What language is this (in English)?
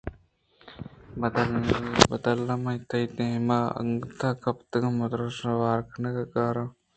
Eastern Balochi